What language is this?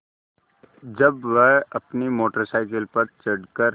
Hindi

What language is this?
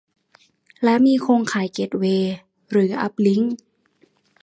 Thai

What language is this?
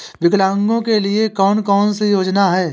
Hindi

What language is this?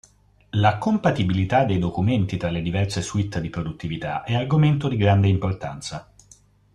Italian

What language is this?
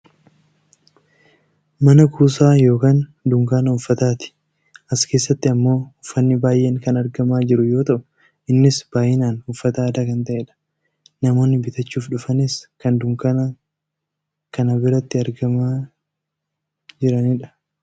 Oromo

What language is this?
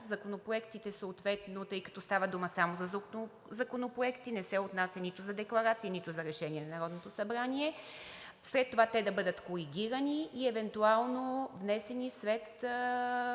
Bulgarian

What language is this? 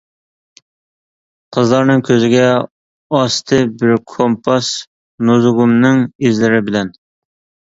Uyghur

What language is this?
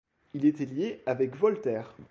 French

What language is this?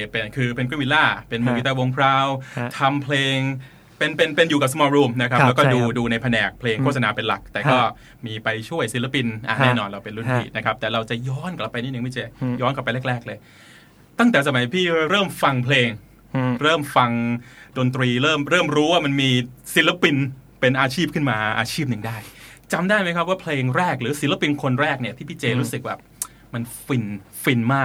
Thai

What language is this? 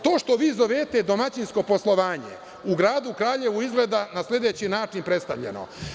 Serbian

